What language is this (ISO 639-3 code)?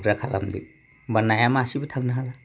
brx